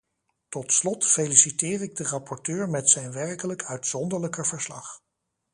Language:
Dutch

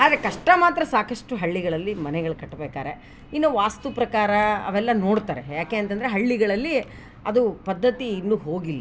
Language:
Kannada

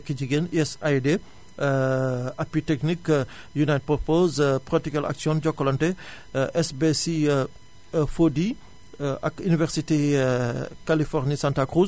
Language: Wolof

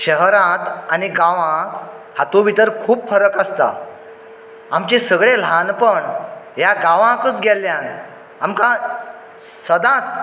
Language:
Konkani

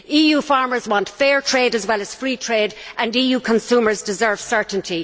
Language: English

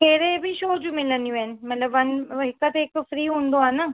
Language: Sindhi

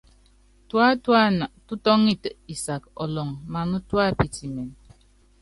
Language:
Yangben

